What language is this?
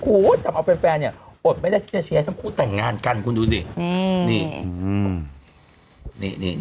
Thai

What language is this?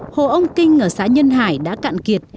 Vietnamese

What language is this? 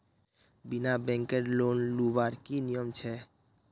Magahi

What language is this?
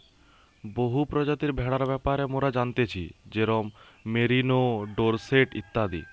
Bangla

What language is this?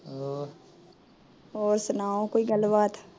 Punjabi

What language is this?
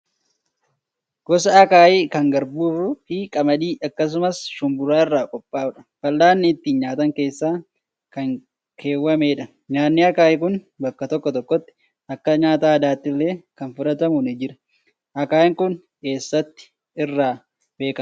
Oromo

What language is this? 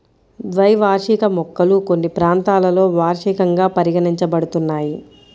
Telugu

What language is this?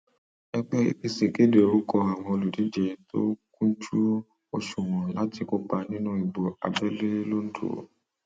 Yoruba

